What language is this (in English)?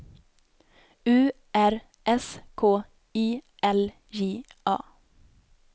Swedish